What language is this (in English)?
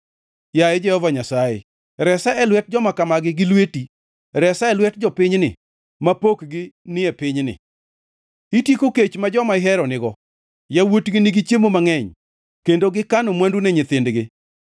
Luo (Kenya and Tanzania)